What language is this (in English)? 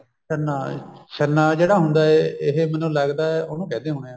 Punjabi